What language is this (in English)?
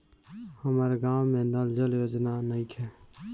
Bhojpuri